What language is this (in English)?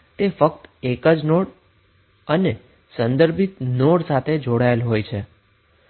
Gujarati